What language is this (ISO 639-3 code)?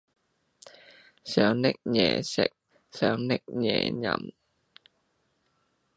yue